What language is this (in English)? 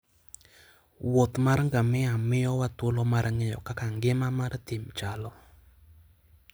Luo (Kenya and Tanzania)